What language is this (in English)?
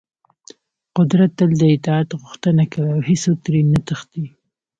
Pashto